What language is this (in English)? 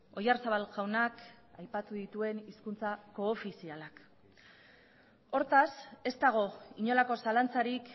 Basque